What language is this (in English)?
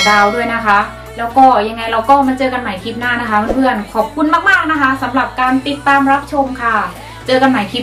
Thai